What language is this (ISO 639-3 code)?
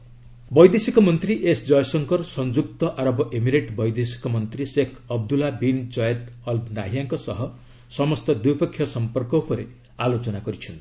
ori